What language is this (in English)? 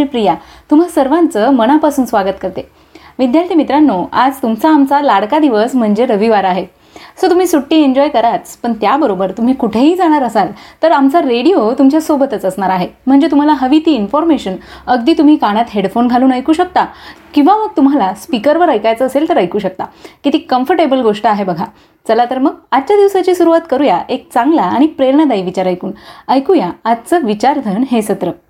Marathi